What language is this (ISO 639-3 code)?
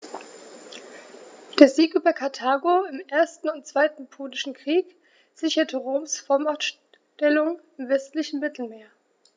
deu